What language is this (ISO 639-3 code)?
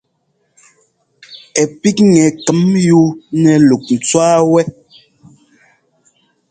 jgo